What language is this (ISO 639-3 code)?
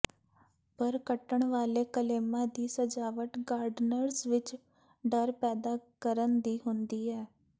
pan